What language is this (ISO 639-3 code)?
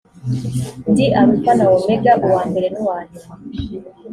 kin